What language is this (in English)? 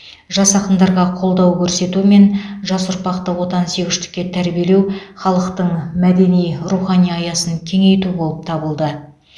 Kazakh